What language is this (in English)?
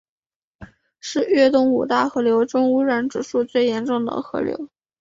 Chinese